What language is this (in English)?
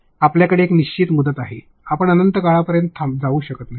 Marathi